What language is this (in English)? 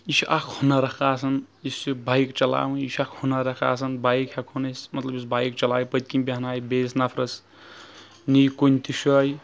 Kashmiri